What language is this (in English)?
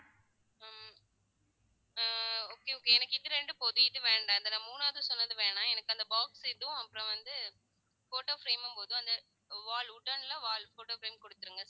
Tamil